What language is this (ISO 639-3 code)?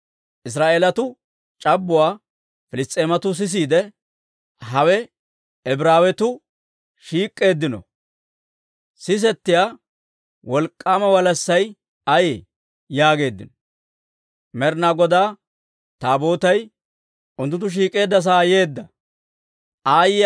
dwr